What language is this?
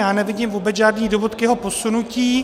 Czech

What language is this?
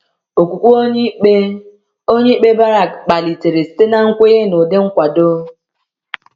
Igbo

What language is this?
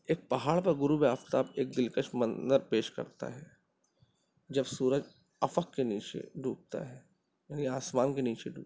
Urdu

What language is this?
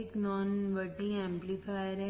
Hindi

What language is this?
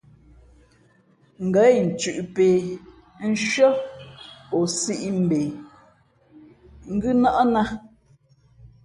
Fe'fe'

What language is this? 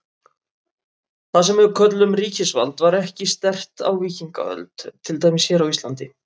Icelandic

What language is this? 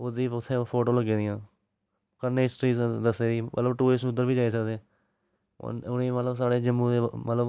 Dogri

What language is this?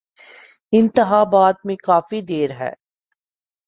Urdu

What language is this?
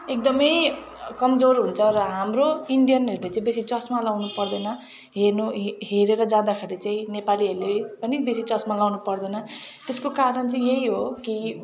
Nepali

